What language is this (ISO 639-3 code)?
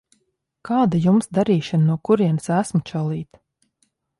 lav